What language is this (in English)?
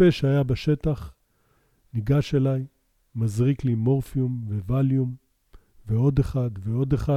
Hebrew